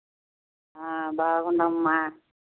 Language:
Telugu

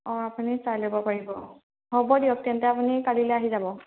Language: Assamese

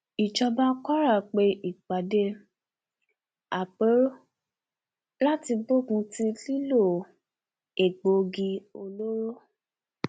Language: Yoruba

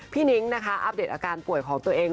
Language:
Thai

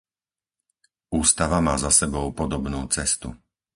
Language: Slovak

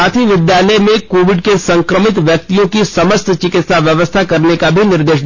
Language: Hindi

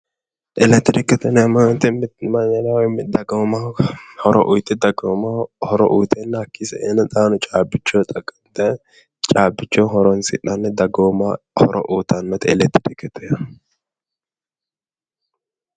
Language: Sidamo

